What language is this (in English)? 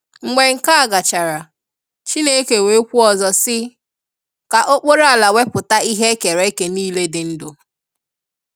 Igbo